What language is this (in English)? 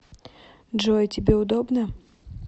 Russian